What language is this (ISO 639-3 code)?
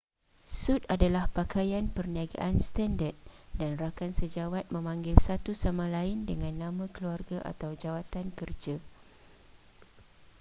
msa